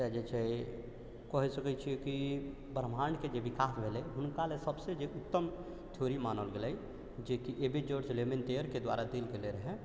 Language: Maithili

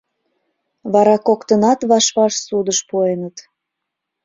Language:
Mari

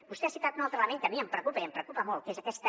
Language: Catalan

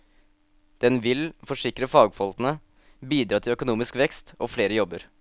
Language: Norwegian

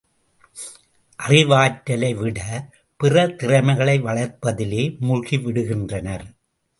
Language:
Tamil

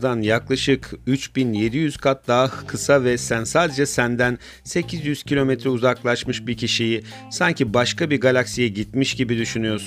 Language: Turkish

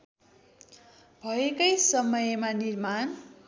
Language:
Nepali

